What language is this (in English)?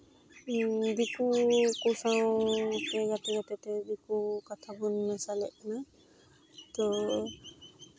Santali